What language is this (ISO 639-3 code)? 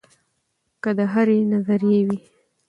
pus